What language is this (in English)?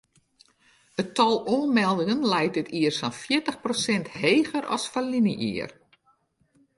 Western Frisian